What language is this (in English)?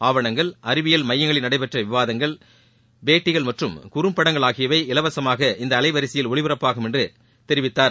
Tamil